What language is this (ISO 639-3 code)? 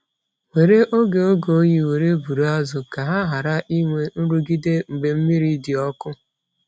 ibo